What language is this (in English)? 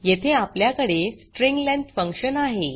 Marathi